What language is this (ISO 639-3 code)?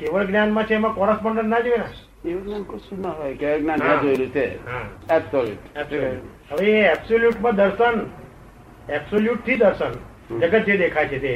guj